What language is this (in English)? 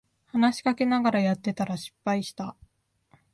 Japanese